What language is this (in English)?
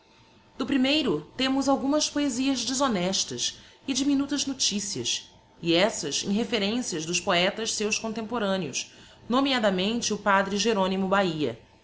Portuguese